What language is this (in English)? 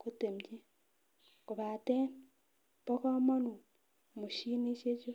Kalenjin